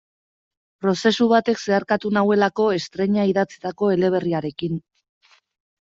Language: Basque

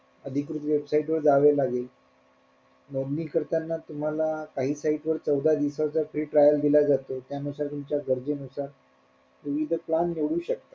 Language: Marathi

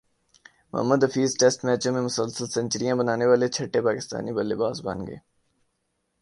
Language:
Urdu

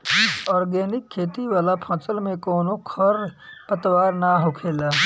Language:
Bhojpuri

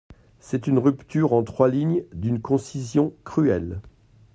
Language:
French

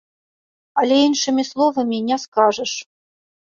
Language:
Belarusian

